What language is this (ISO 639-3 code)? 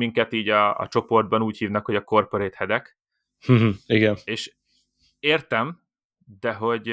hun